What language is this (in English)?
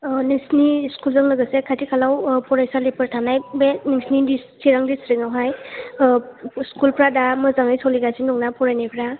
Bodo